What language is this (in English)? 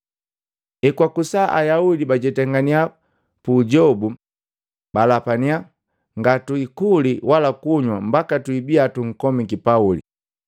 Matengo